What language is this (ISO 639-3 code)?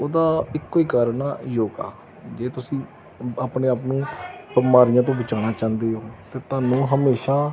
pan